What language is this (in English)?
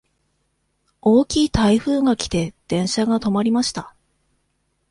Japanese